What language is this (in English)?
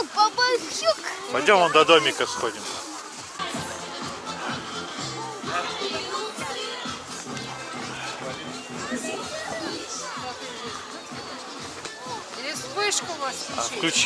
Russian